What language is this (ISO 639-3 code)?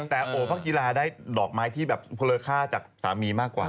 tha